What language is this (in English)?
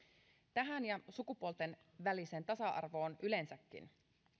Finnish